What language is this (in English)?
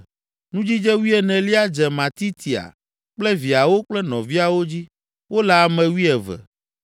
Ewe